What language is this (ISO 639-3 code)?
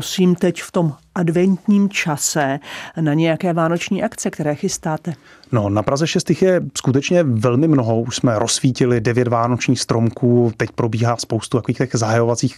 ces